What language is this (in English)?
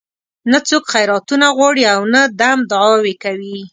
Pashto